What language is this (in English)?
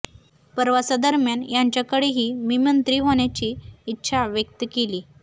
Marathi